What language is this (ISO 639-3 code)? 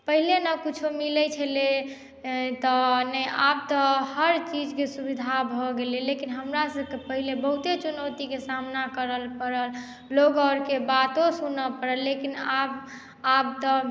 mai